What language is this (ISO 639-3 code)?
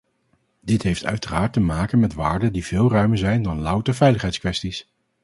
nld